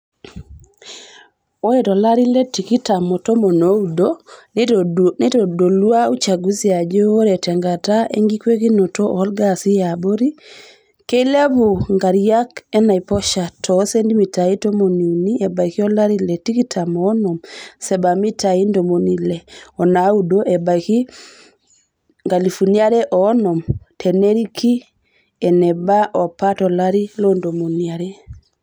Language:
Masai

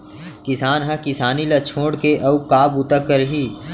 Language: Chhattisgarhi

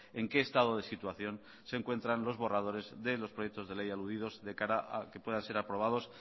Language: Spanish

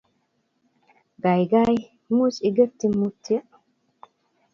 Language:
Kalenjin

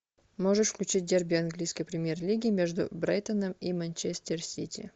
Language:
Russian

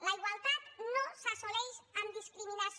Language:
Catalan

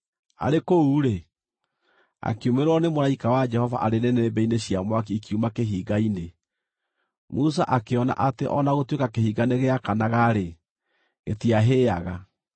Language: Kikuyu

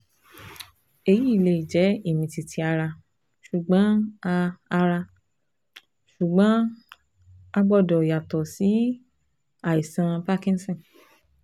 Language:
Yoruba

